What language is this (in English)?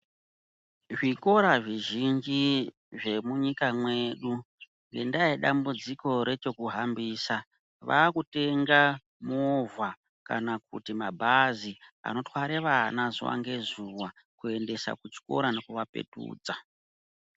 Ndau